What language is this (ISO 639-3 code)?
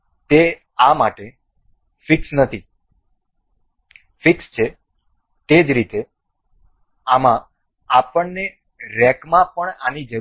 guj